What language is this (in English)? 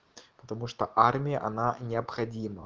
Russian